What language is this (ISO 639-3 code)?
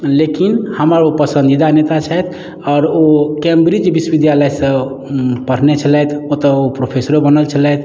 mai